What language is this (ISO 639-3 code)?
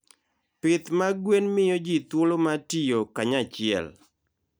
luo